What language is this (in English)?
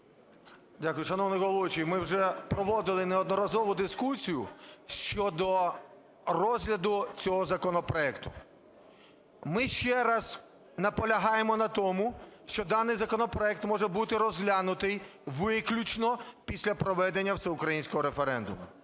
Ukrainian